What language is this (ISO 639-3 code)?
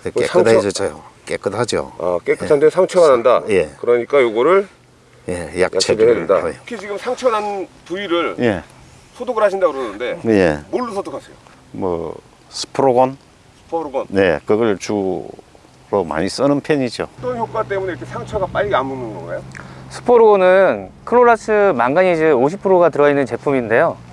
kor